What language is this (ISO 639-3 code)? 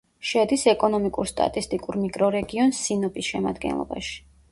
kat